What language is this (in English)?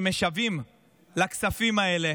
Hebrew